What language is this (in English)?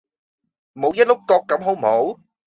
Cantonese